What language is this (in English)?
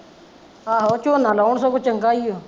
Punjabi